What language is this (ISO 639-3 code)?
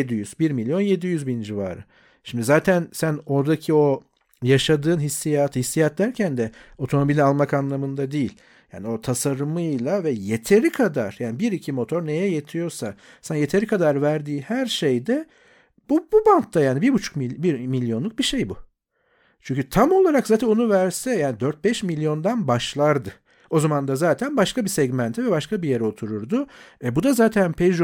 tur